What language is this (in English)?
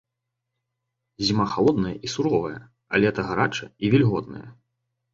Belarusian